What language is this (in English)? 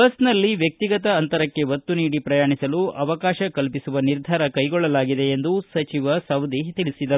Kannada